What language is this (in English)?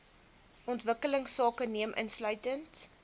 Afrikaans